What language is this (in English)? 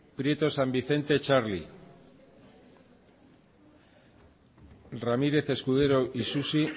Basque